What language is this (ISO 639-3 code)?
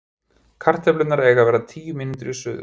isl